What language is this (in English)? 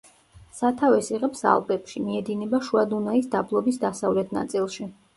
Georgian